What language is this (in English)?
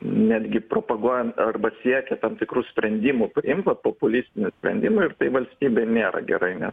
Lithuanian